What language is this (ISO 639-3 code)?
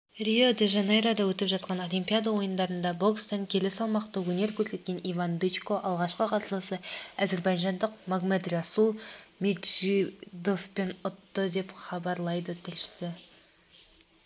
kaz